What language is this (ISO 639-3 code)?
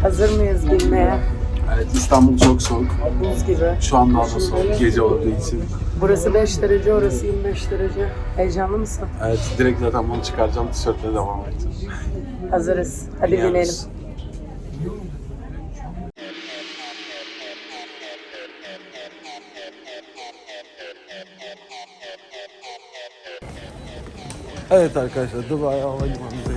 tur